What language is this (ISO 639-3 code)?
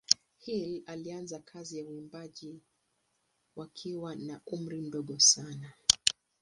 swa